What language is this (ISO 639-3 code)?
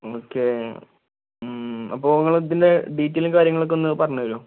mal